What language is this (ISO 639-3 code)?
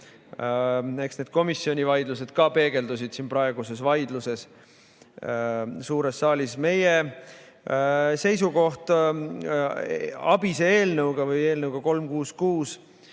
est